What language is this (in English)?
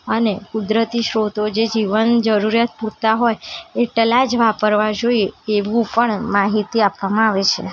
Gujarati